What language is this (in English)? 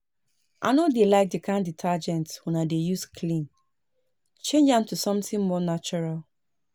Nigerian Pidgin